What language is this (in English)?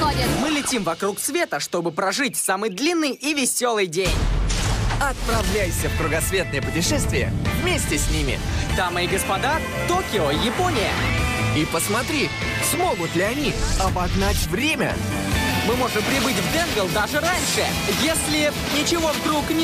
Russian